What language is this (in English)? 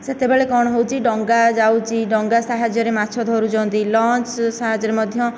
Odia